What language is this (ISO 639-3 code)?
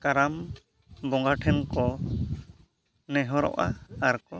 sat